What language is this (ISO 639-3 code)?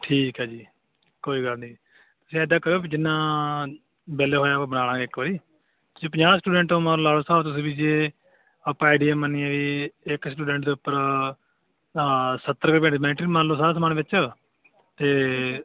pan